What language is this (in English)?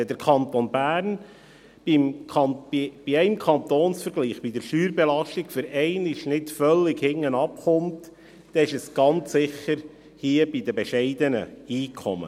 Swiss German